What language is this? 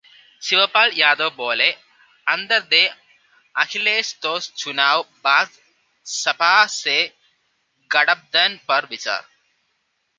Hindi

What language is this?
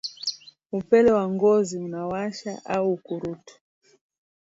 Swahili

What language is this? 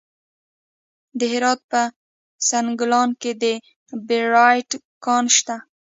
Pashto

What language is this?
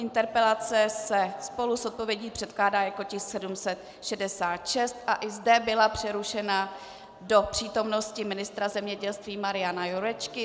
Czech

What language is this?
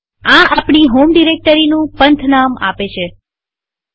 Gujarati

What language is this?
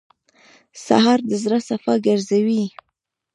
Pashto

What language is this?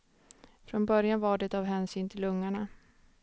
Swedish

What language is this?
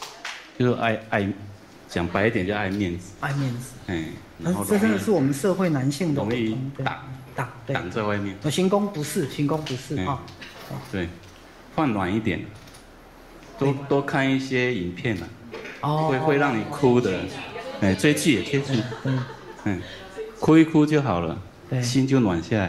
Chinese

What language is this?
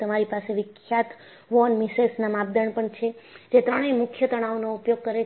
Gujarati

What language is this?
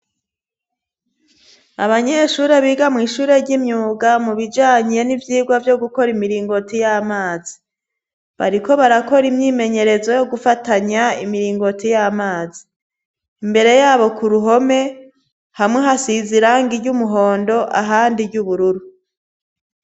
Rundi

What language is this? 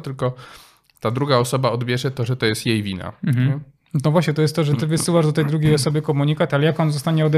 Polish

